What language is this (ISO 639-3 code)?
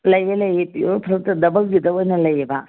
mni